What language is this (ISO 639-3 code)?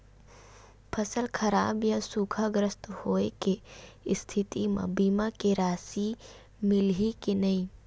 hne